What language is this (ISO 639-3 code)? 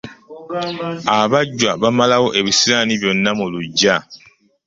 lug